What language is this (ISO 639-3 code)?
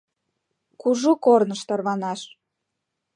chm